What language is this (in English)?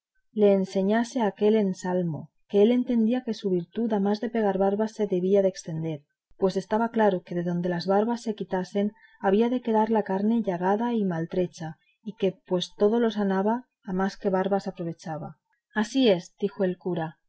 Spanish